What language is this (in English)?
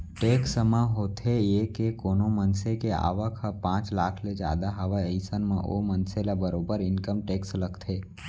Chhattisgarhi